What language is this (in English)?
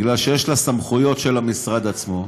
Hebrew